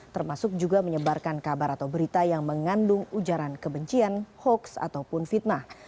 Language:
Indonesian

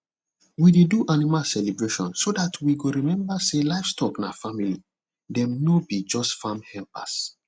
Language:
Nigerian Pidgin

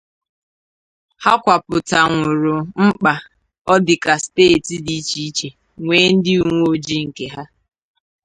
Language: Igbo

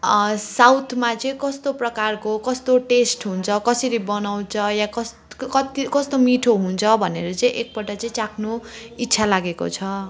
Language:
Nepali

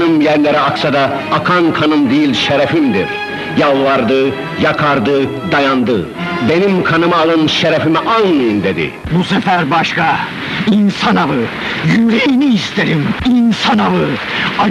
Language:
Turkish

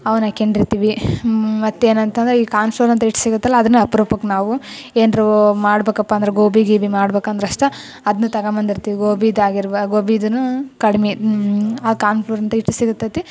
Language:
Kannada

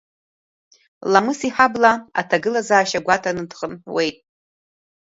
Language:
Abkhazian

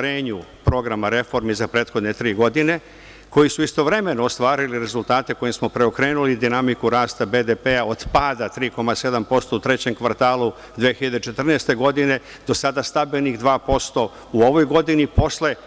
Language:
Serbian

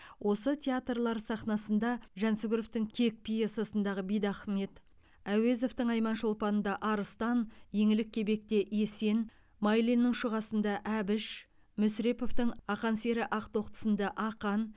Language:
Kazakh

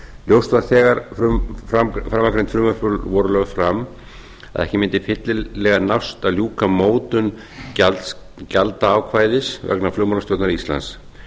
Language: Icelandic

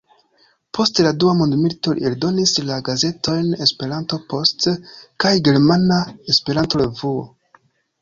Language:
Esperanto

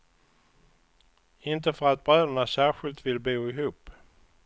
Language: Swedish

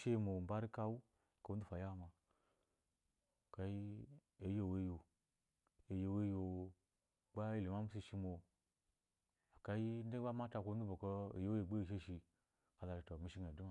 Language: Eloyi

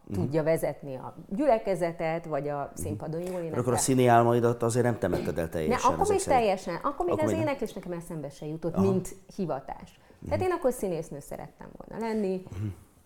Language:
Hungarian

